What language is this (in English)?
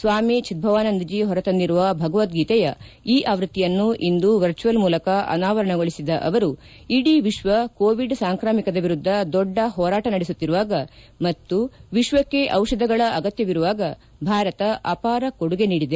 Kannada